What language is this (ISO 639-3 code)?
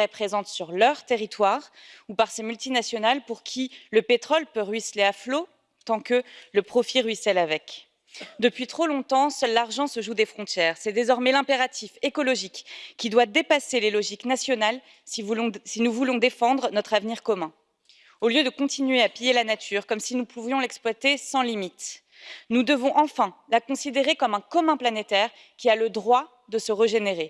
fra